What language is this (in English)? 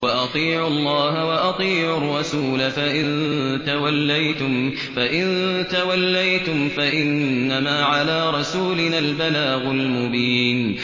Arabic